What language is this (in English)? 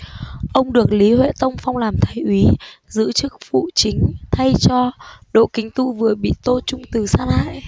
Vietnamese